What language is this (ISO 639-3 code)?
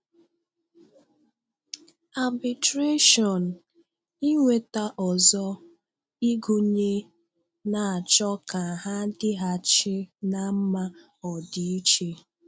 ibo